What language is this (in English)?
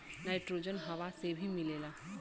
Bhojpuri